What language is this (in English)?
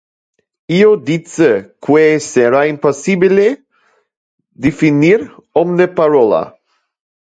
Interlingua